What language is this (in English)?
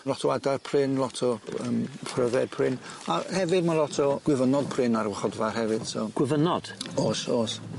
Welsh